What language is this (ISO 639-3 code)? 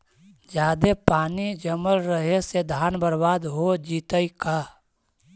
mag